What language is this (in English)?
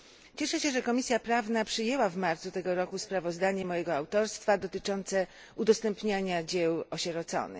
Polish